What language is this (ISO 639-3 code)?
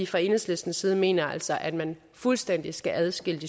dan